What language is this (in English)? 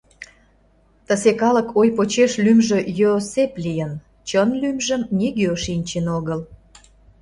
Mari